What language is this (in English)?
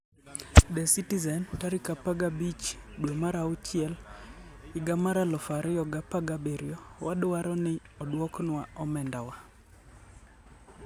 Luo (Kenya and Tanzania)